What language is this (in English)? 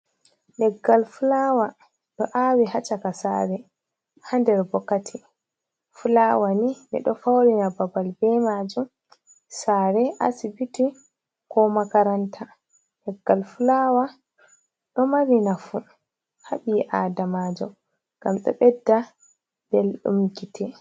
Fula